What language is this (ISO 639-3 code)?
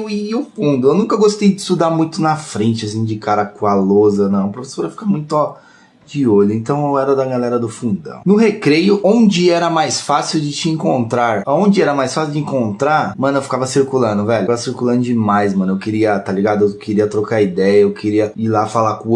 por